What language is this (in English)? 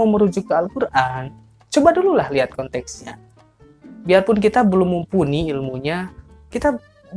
Indonesian